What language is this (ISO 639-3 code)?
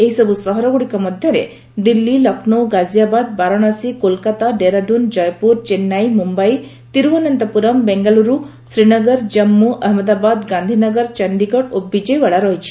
ori